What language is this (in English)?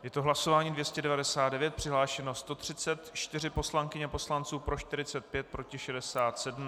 Czech